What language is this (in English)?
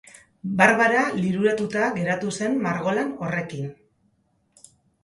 Basque